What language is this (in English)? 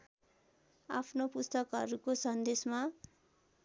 Nepali